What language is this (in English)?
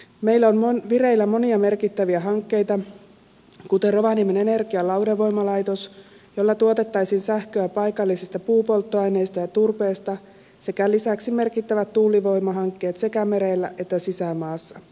Finnish